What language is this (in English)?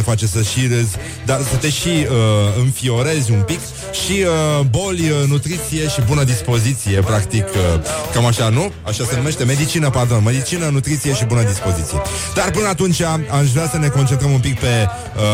Romanian